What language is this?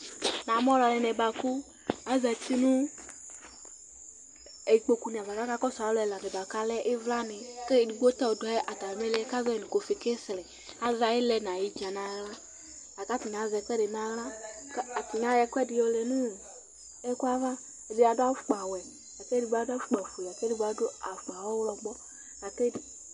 Ikposo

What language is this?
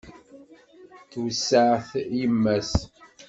Kabyle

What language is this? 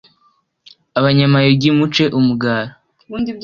Kinyarwanda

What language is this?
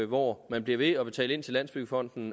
Danish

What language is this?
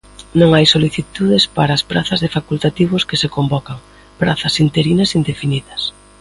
Galician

